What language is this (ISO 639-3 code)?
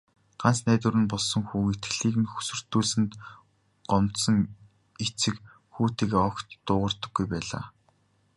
mon